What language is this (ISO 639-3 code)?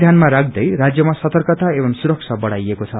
nep